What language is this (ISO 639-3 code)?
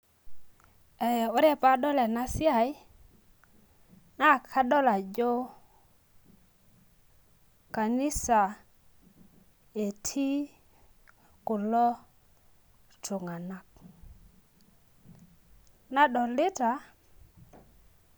mas